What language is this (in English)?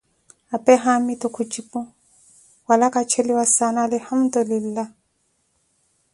Koti